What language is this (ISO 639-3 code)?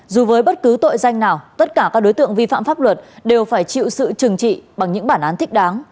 vie